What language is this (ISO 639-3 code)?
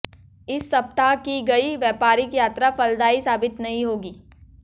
hin